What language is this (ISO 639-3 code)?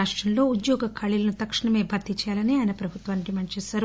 tel